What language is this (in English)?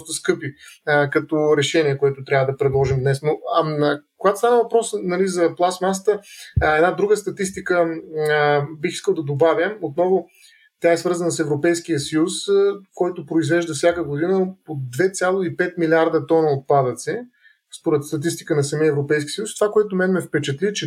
Bulgarian